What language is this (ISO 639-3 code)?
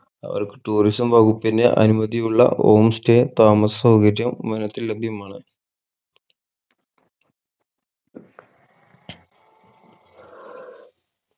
mal